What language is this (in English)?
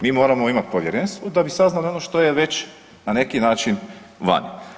Croatian